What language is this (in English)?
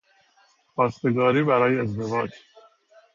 Persian